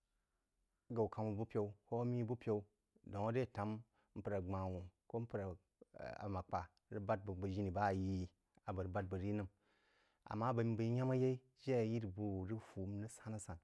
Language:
Jiba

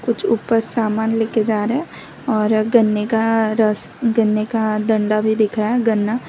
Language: Hindi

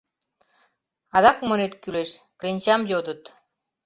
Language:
Mari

